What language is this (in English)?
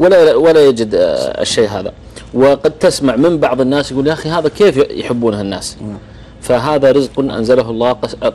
Arabic